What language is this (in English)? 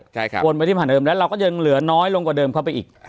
Thai